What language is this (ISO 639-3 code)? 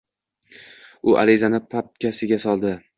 uzb